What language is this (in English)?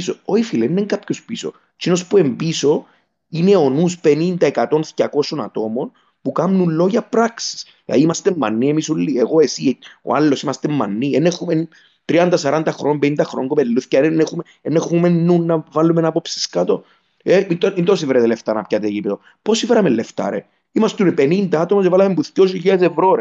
Greek